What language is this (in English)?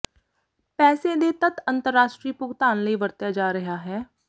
Punjabi